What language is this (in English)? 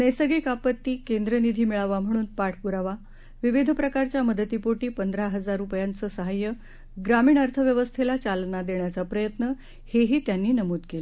Marathi